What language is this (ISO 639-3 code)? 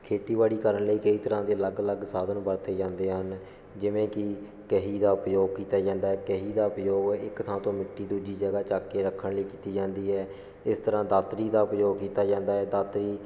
pan